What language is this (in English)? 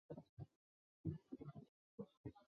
Chinese